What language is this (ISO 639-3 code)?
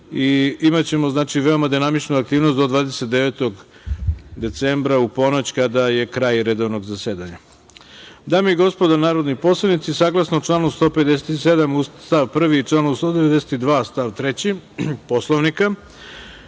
srp